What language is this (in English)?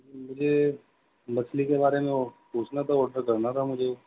Urdu